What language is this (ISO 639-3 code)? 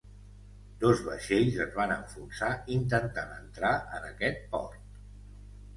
cat